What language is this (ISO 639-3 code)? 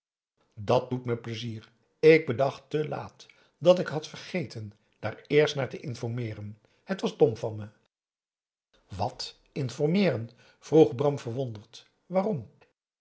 nld